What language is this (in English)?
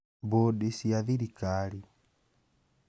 Kikuyu